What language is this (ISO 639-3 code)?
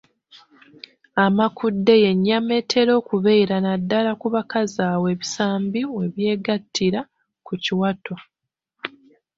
lug